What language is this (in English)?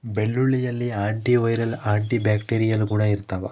Kannada